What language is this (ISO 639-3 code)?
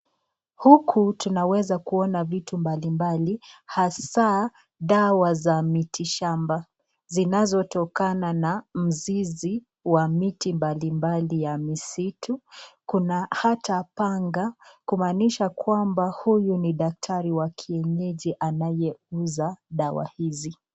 swa